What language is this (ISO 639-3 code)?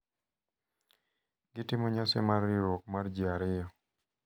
luo